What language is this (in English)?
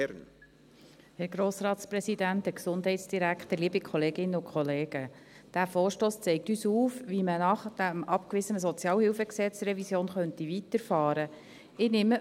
Swiss German